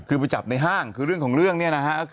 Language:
Thai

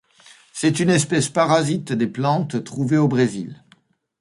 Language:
French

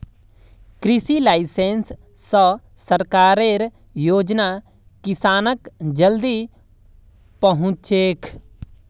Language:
Magahi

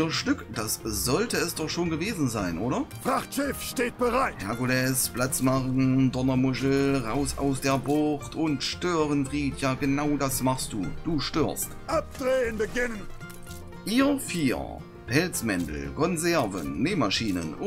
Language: German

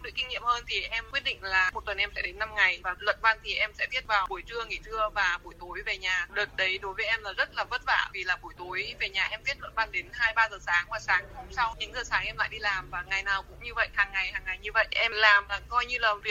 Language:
Vietnamese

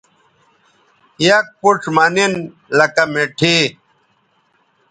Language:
Bateri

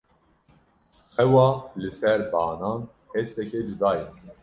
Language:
Kurdish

